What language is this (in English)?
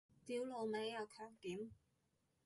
Cantonese